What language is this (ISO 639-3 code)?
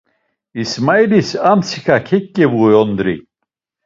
lzz